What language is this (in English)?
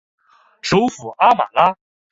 Chinese